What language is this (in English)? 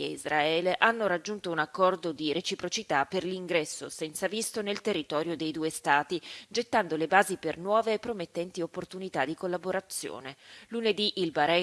Italian